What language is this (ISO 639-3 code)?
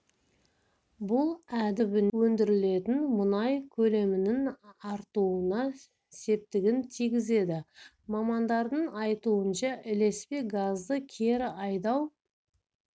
kaz